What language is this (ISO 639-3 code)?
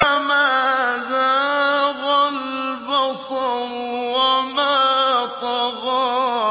ara